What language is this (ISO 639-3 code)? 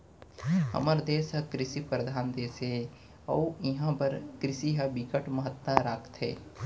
hne